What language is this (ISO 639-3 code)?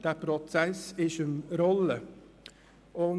gsw